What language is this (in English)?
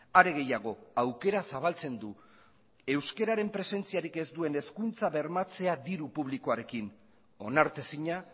Basque